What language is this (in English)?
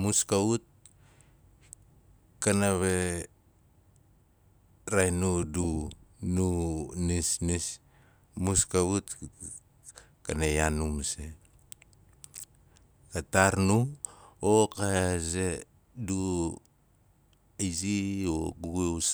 Nalik